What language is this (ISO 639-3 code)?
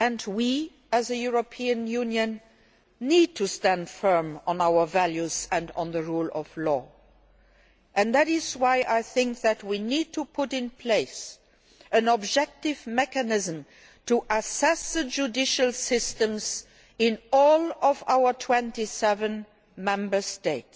eng